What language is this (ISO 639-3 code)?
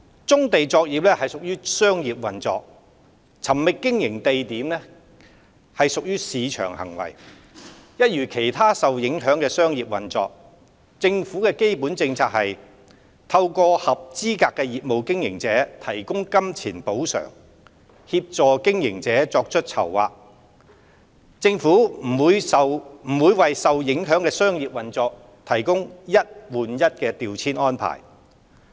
yue